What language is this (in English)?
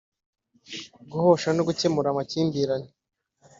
Kinyarwanda